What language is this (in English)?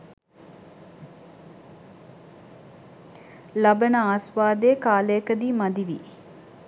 Sinhala